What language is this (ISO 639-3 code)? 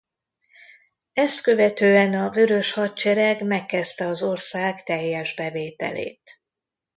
hun